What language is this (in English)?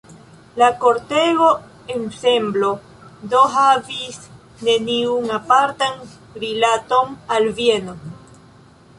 Esperanto